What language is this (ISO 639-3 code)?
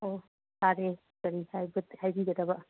mni